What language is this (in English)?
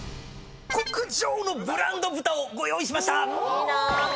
Japanese